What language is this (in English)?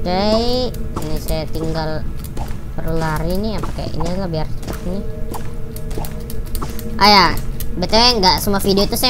Indonesian